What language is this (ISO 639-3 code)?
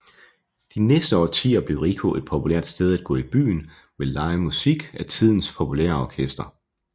dan